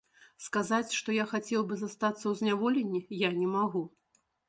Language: Belarusian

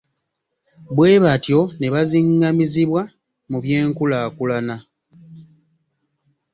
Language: Ganda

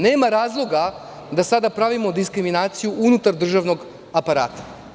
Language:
Serbian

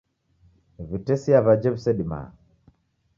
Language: Taita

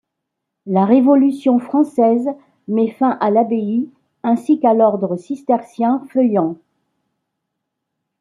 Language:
French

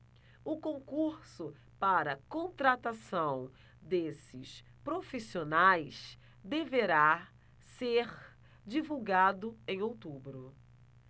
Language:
Portuguese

